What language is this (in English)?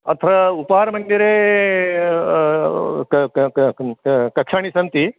Sanskrit